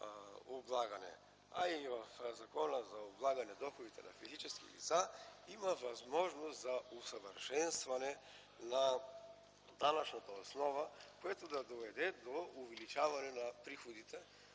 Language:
Bulgarian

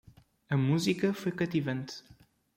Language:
Portuguese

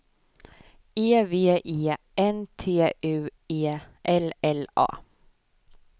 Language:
Swedish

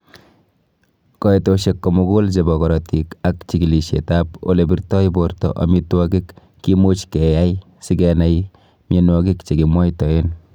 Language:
Kalenjin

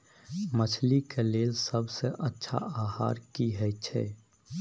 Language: Maithili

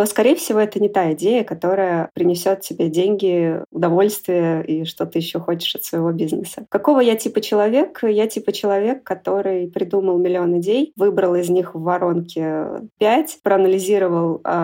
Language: Russian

